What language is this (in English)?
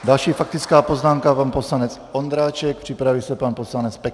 Czech